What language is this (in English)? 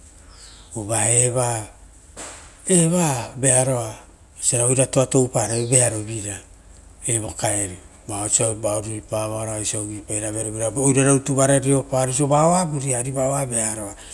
Rotokas